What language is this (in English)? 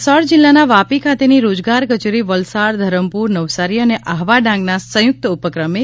Gujarati